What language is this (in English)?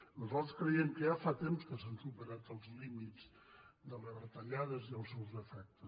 Catalan